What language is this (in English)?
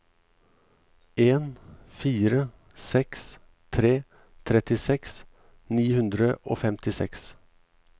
Norwegian